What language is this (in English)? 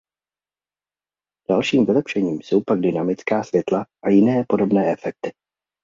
Czech